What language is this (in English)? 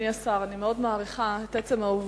Hebrew